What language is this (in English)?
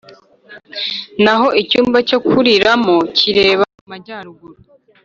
Kinyarwanda